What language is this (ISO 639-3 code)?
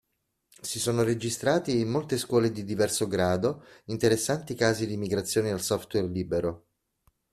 ita